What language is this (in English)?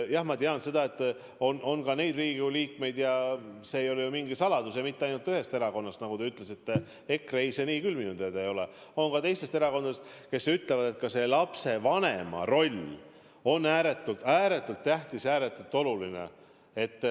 Estonian